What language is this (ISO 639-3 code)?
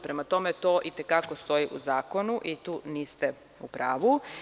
srp